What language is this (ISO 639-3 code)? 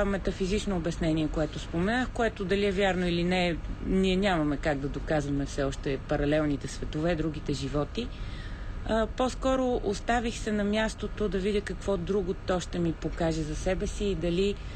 bul